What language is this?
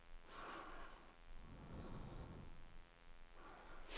Swedish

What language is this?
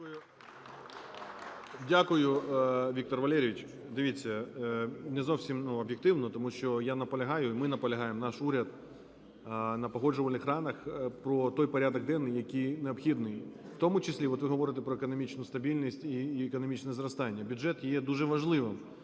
Ukrainian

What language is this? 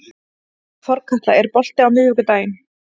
Icelandic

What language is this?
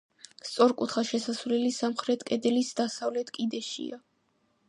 Georgian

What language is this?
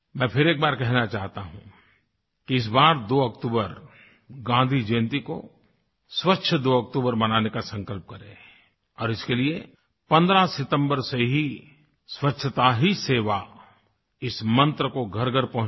Hindi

